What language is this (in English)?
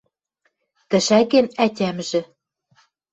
Western Mari